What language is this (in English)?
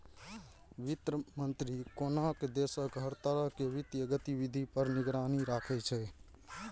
Maithili